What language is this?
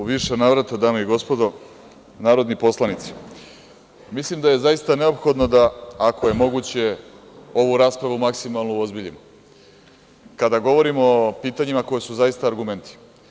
Serbian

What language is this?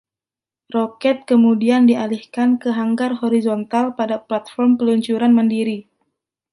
Indonesian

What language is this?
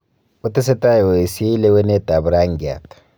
Kalenjin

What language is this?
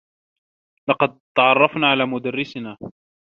Arabic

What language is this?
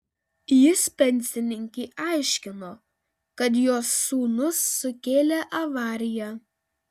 Lithuanian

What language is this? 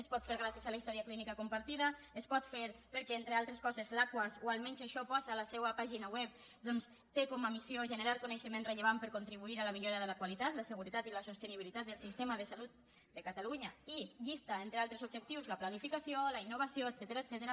Catalan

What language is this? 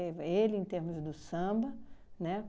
Portuguese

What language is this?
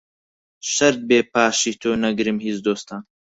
Central Kurdish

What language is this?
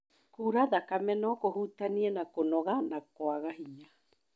Kikuyu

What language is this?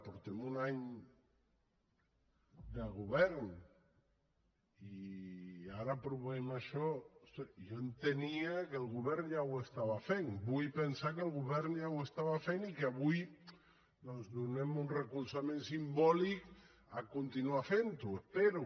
Catalan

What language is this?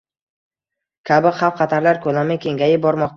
Uzbek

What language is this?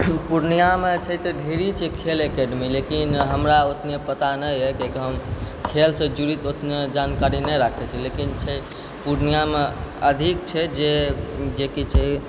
Maithili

